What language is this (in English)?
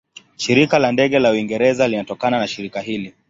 Swahili